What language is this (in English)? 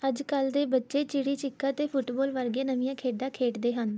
Punjabi